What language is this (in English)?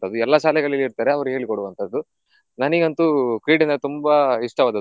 Kannada